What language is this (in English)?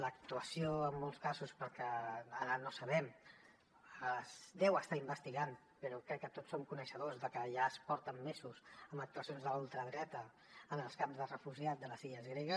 Catalan